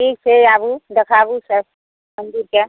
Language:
Maithili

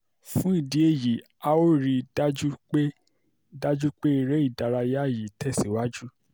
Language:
Yoruba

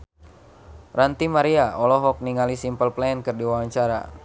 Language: Sundanese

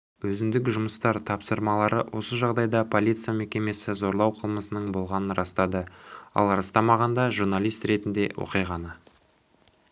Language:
Kazakh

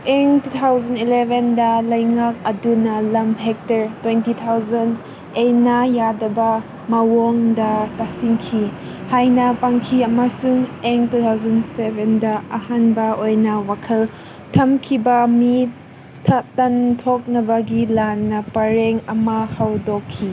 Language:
Manipuri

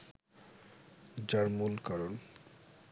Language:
Bangla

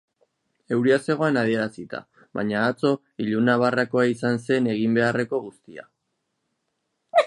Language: Basque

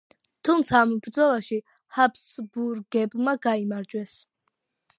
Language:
Georgian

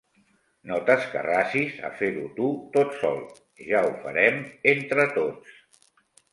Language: Catalan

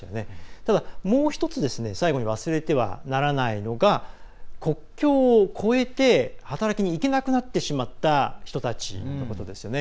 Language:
Japanese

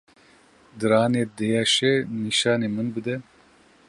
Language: Kurdish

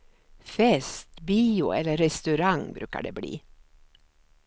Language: Swedish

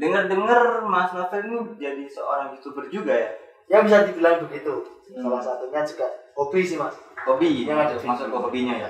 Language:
Indonesian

